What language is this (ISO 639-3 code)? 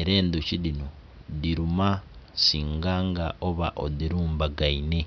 xog